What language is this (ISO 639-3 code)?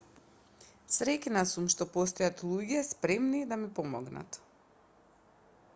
mkd